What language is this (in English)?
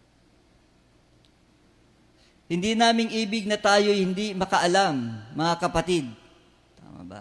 Filipino